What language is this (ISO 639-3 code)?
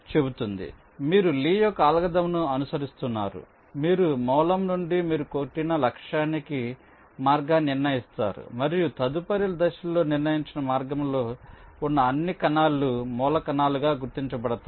tel